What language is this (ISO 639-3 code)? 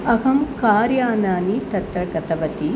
san